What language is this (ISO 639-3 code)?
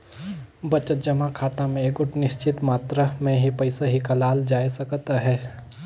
hne